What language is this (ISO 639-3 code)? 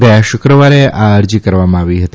guj